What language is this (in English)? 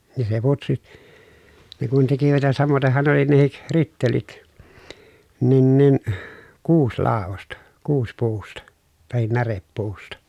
Finnish